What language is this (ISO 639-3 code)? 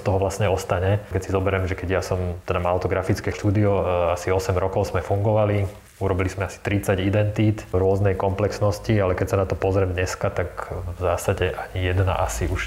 slk